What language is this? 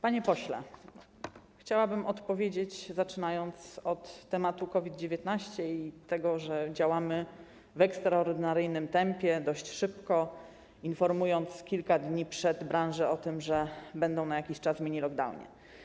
Polish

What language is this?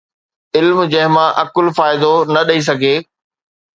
Sindhi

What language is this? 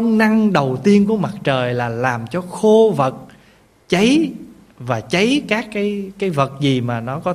Vietnamese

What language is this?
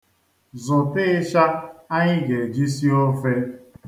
Igbo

